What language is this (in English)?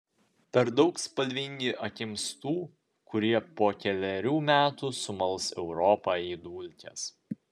Lithuanian